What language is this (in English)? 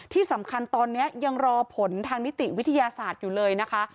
Thai